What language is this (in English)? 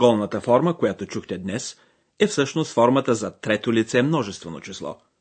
Bulgarian